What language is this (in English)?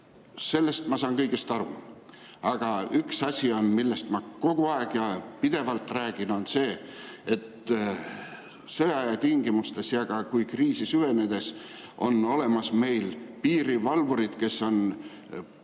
Estonian